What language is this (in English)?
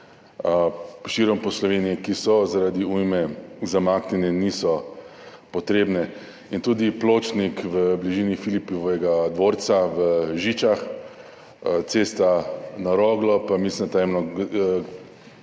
Slovenian